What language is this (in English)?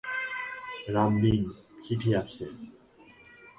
Bangla